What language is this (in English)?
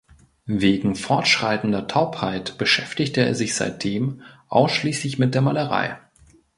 German